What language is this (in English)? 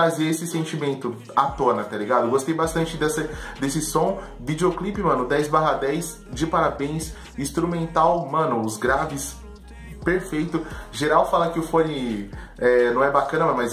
Portuguese